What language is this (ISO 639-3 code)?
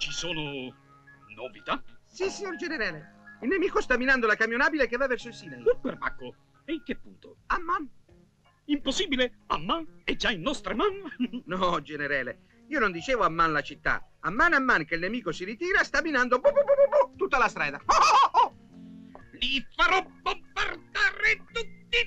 ita